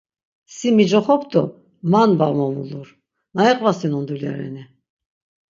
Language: Laz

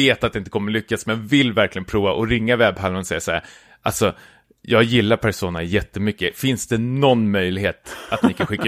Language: Swedish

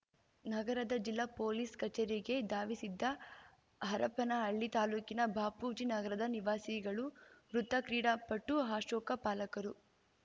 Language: Kannada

